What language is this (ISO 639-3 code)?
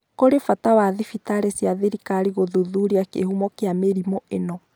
kik